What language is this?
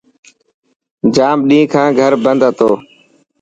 Dhatki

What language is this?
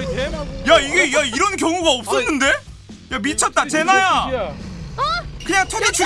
Korean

